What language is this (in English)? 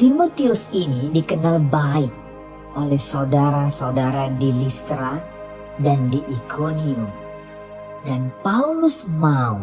Indonesian